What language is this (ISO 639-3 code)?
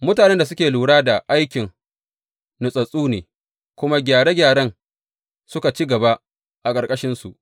hau